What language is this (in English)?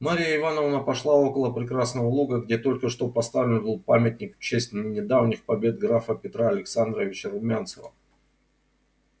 Russian